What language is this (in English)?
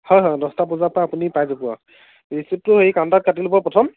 Assamese